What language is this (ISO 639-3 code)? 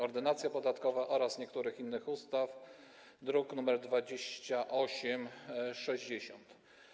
pol